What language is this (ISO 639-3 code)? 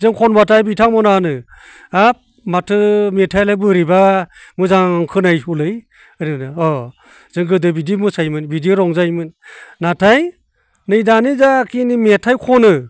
brx